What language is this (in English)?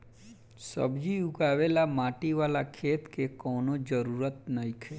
Bhojpuri